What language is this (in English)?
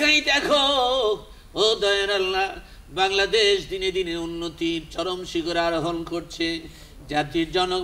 Arabic